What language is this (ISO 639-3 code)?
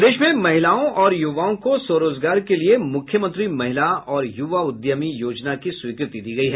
hin